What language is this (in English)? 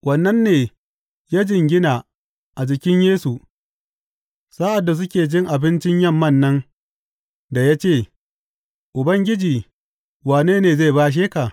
Hausa